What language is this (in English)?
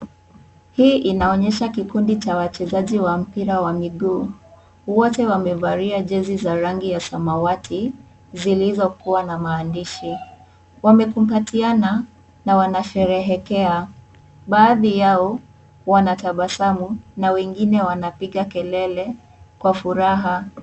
Swahili